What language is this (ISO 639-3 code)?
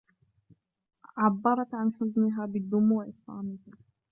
ara